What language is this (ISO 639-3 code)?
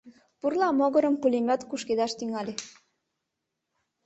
chm